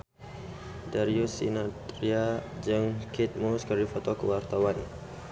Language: Sundanese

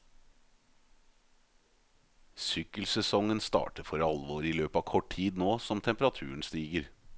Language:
Norwegian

